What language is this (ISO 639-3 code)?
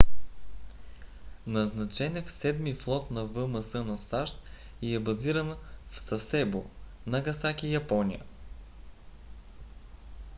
bul